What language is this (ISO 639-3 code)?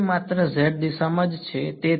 guj